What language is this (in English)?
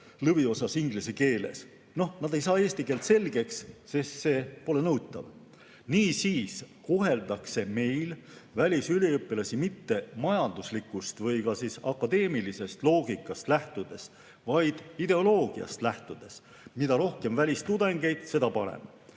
Estonian